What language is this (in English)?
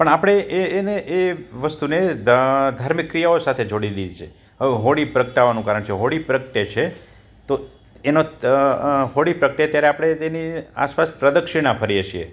Gujarati